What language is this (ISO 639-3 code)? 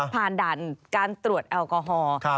tha